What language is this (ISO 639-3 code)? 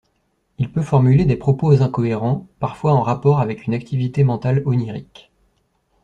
fra